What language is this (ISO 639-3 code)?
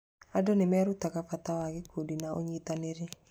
kik